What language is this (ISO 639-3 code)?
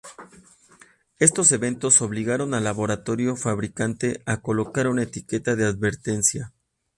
spa